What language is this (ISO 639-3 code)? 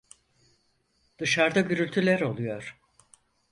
tur